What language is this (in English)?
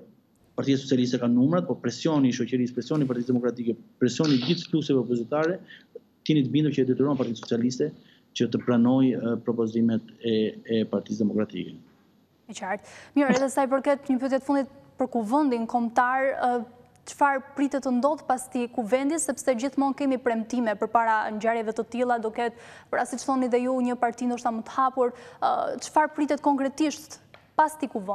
Portuguese